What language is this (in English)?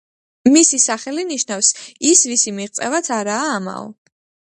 Georgian